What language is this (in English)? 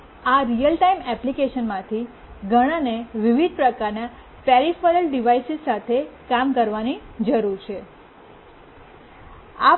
Gujarati